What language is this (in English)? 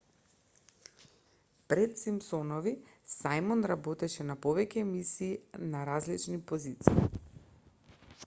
Macedonian